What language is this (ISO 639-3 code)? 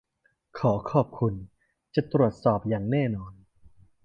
tha